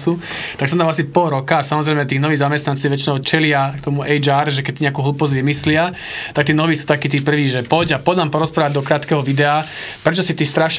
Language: Slovak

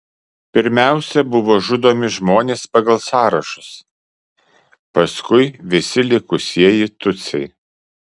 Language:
Lithuanian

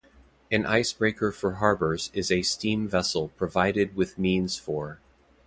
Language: English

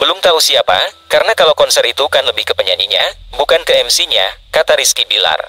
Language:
Indonesian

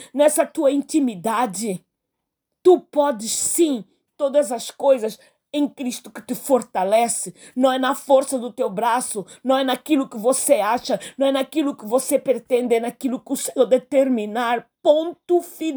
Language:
Portuguese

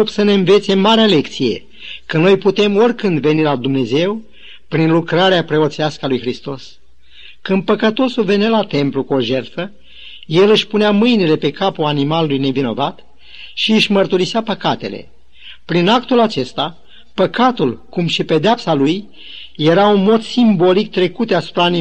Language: Romanian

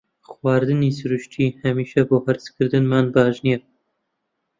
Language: Central Kurdish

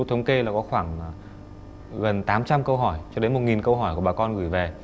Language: Vietnamese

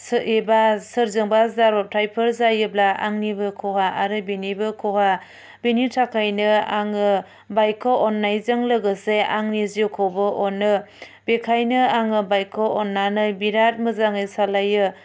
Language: Bodo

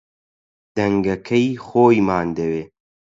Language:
Central Kurdish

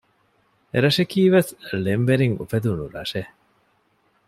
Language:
Divehi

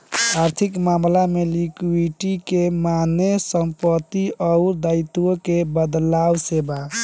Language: Bhojpuri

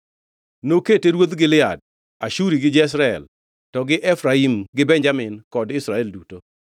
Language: Luo (Kenya and Tanzania)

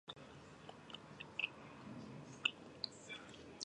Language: Georgian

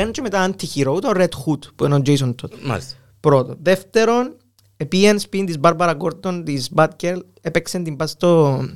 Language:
Greek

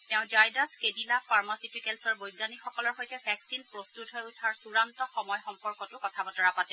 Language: Assamese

